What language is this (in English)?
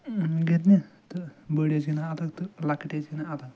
Kashmiri